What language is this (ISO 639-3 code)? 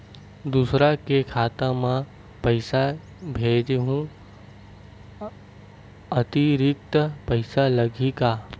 hne